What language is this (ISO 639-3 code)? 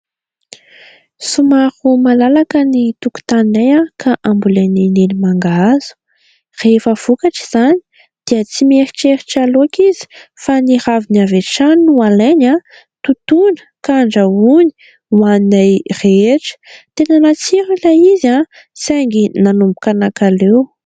mlg